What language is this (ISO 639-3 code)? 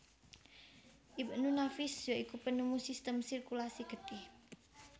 jav